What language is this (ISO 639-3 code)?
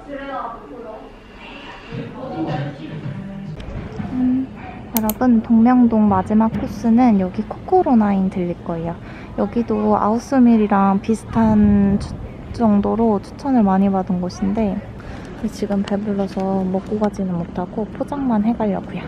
kor